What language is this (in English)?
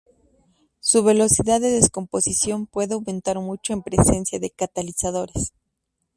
Spanish